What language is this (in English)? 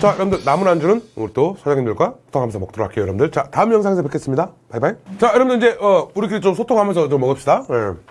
Korean